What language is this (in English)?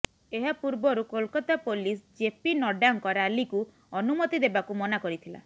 Odia